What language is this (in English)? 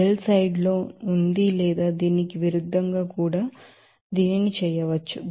Telugu